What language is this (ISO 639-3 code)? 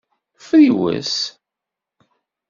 kab